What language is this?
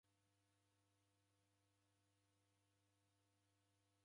Taita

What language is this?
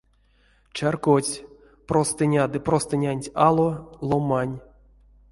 Erzya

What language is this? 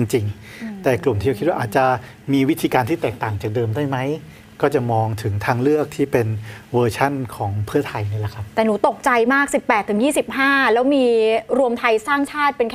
Thai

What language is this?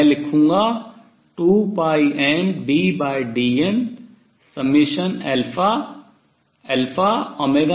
Hindi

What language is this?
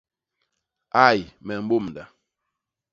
Basaa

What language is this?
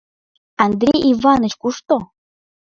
Mari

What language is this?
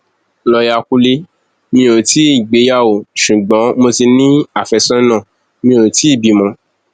Yoruba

